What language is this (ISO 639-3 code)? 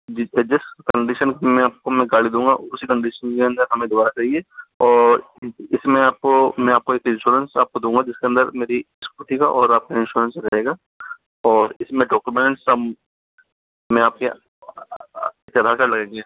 hin